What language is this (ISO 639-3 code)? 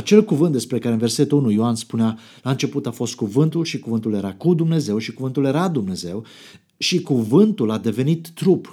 ron